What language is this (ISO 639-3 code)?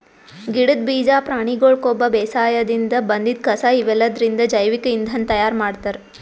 kan